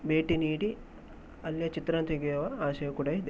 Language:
Kannada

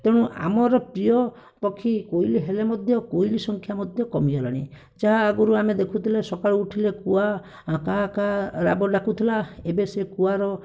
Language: Odia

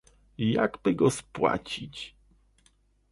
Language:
Polish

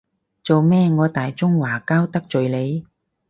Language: Cantonese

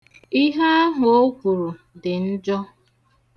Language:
Igbo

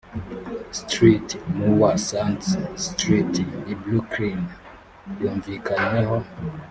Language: Kinyarwanda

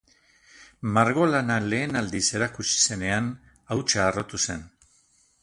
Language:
Basque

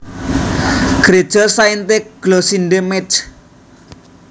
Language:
Javanese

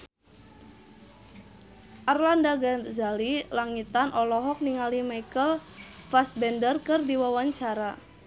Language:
Sundanese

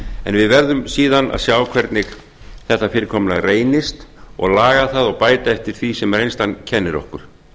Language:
Icelandic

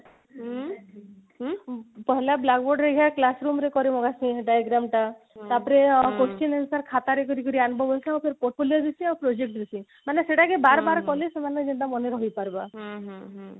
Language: Odia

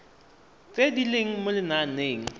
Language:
Tswana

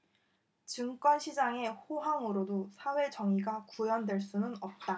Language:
Korean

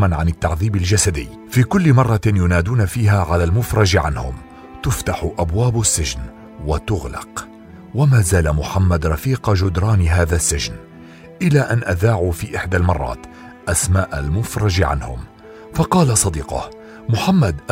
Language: Arabic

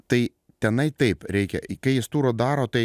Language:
Lithuanian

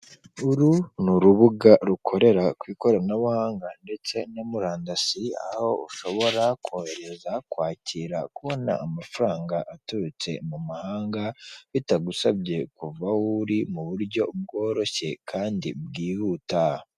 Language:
Kinyarwanda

